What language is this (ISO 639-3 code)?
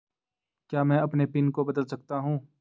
hin